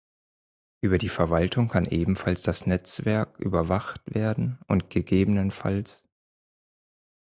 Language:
German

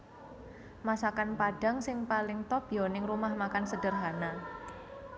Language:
Javanese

